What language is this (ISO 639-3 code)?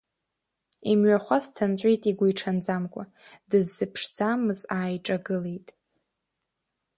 abk